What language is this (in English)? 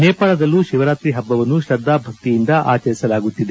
Kannada